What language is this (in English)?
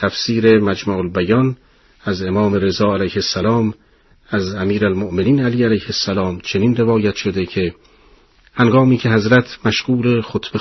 Persian